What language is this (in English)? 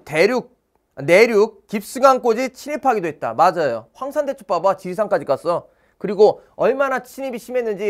Korean